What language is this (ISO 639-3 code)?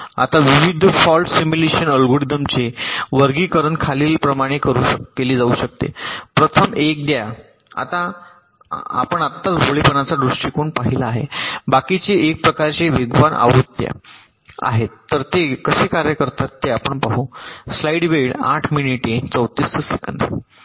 mar